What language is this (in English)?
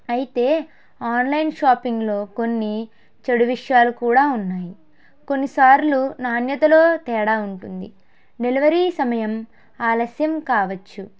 Telugu